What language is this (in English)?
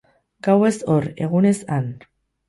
Basque